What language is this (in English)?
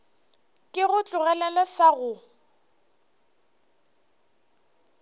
Northern Sotho